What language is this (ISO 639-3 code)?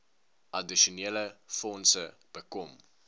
afr